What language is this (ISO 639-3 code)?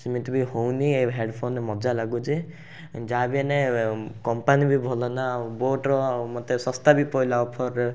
ori